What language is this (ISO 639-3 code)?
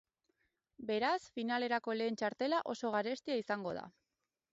eus